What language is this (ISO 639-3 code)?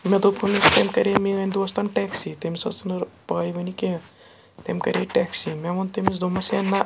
kas